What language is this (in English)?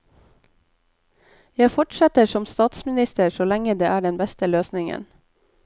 Norwegian